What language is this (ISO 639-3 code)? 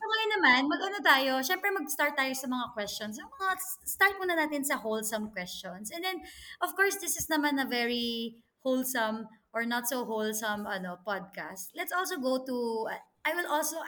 fil